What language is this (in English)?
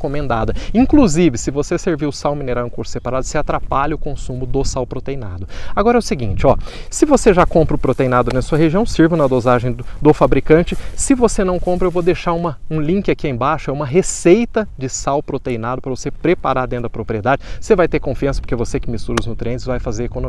Portuguese